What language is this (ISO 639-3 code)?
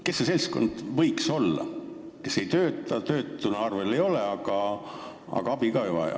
est